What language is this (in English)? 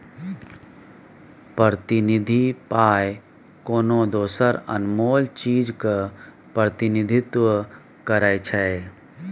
Maithili